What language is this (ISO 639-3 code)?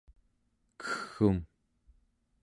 esu